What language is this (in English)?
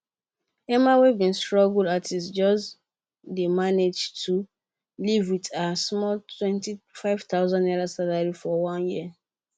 Nigerian Pidgin